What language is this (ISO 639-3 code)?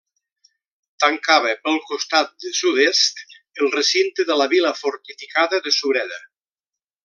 cat